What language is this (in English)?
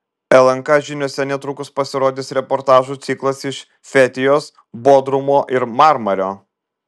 Lithuanian